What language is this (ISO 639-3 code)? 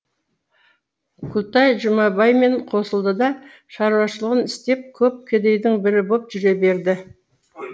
kaz